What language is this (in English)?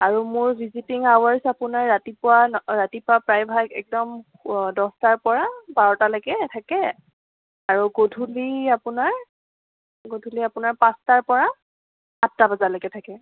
Assamese